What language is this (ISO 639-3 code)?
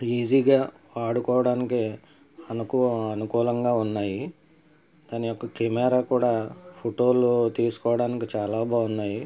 tel